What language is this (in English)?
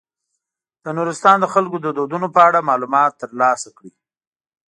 Pashto